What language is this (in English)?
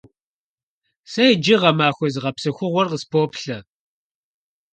Kabardian